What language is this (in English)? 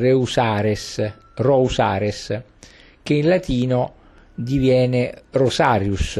Italian